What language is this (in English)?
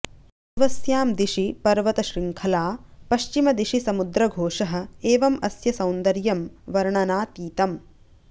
Sanskrit